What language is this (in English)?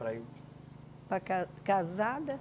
Portuguese